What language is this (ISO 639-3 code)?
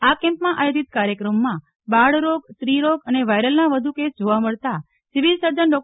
guj